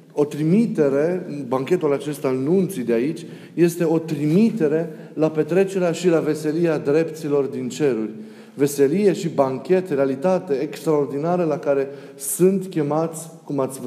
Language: Romanian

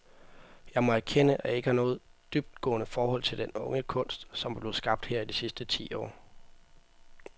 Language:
Danish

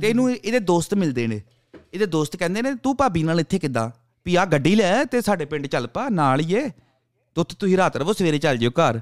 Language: Punjabi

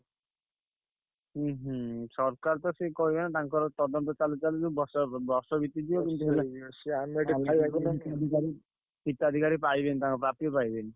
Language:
Odia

